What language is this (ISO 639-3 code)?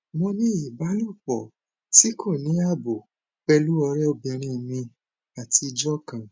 yor